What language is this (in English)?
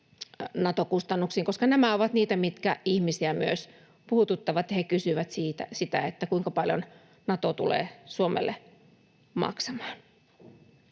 Finnish